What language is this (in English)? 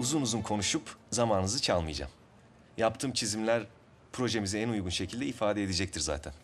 Turkish